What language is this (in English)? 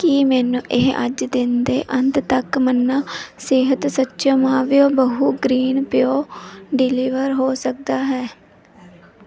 Punjabi